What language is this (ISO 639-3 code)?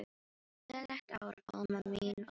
isl